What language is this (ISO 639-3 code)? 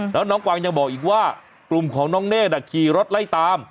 tha